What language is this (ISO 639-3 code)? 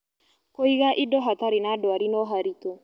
kik